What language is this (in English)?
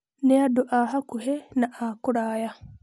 Kikuyu